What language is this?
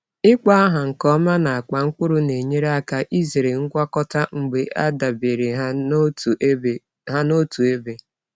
Igbo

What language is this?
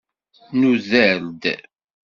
Kabyle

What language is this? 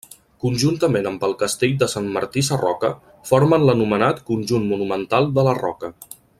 Catalan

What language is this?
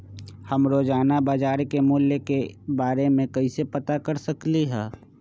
Magahi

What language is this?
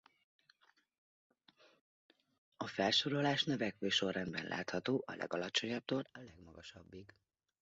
Hungarian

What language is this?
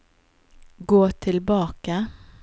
Norwegian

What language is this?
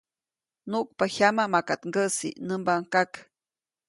Copainalá Zoque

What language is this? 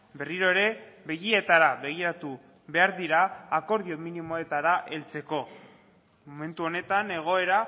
Basque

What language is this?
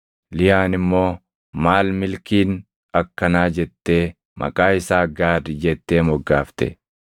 Oromo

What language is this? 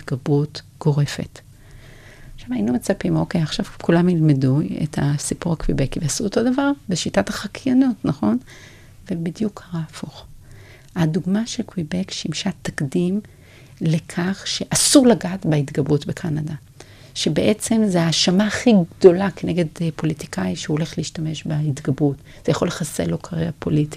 Hebrew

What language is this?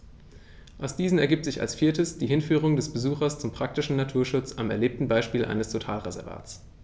German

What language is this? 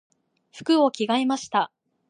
Japanese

